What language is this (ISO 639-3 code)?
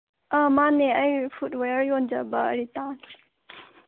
mni